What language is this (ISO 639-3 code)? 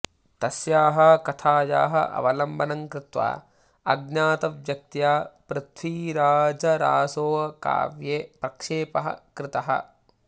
san